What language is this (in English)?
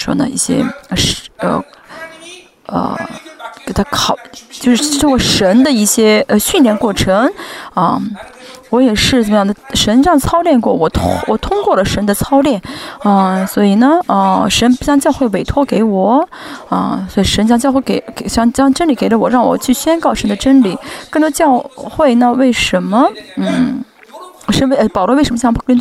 Chinese